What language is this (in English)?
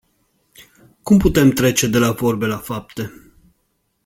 Romanian